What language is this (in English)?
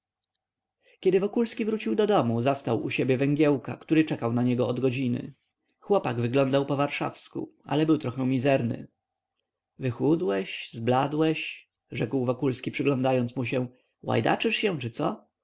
Polish